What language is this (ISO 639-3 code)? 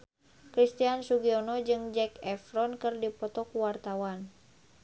sun